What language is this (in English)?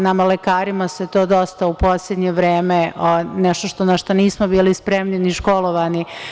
Serbian